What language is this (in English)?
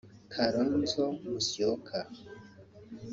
Kinyarwanda